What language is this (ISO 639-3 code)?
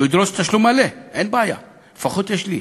heb